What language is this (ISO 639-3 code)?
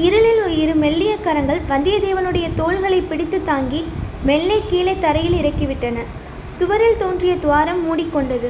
tam